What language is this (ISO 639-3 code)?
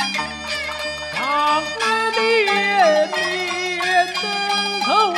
zho